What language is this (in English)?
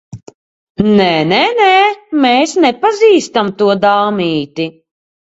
Latvian